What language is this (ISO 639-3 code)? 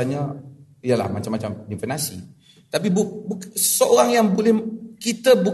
msa